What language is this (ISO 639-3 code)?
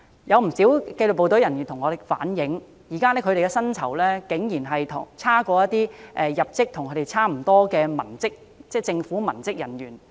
yue